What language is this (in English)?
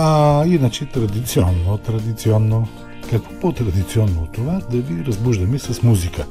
Bulgarian